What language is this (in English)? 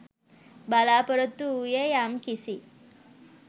Sinhala